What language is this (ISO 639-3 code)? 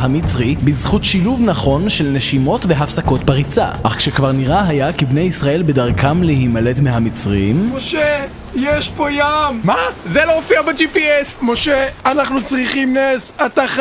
heb